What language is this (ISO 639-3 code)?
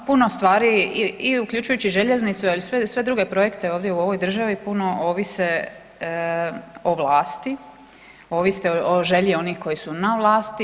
hrv